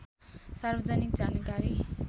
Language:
Nepali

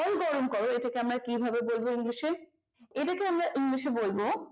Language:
Bangla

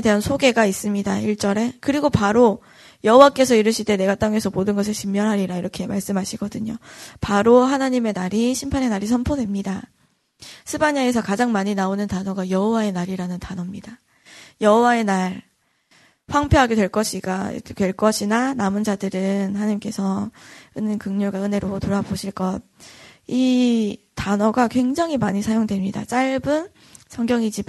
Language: Korean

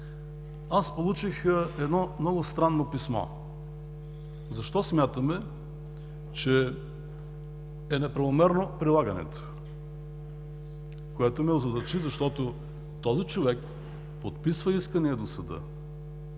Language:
Bulgarian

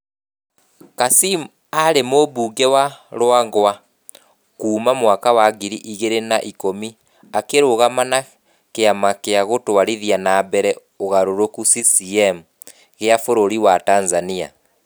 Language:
Kikuyu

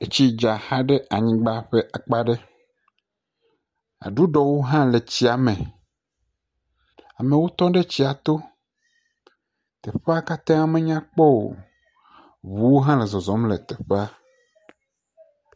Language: Ewe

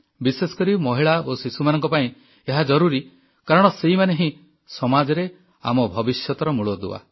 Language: Odia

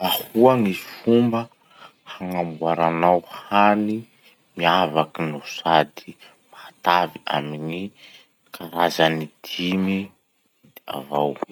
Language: Masikoro Malagasy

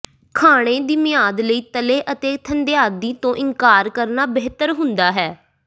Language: Punjabi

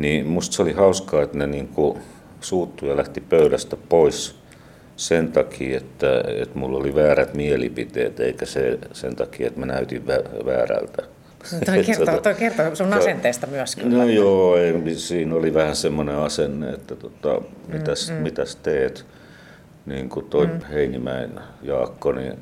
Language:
Finnish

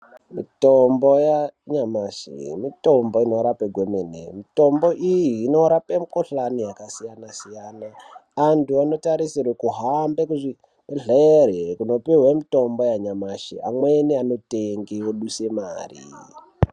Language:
Ndau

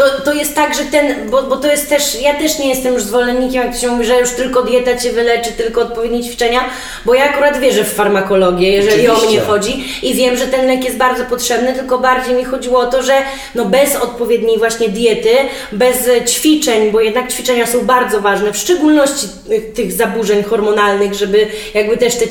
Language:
Polish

